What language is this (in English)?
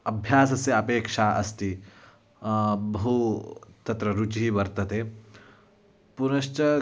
Sanskrit